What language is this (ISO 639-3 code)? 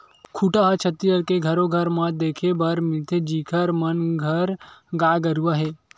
hne